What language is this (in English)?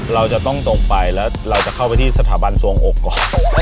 Thai